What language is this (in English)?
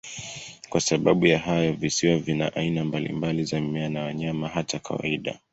Swahili